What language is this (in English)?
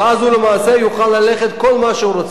Hebrew